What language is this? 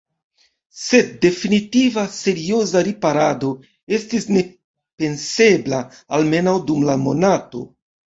Esperanto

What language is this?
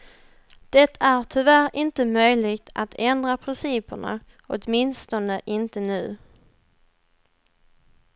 Swedish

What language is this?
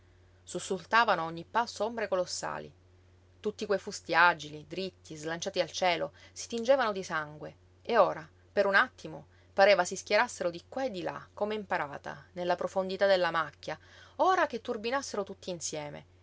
Italian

